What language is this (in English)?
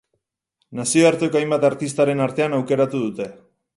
Basque